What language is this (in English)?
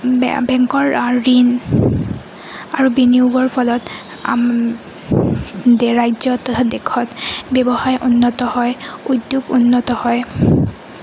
Assamese